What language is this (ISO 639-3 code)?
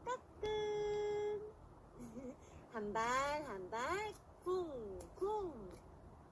kor